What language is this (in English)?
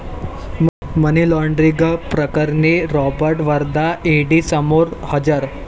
Marathi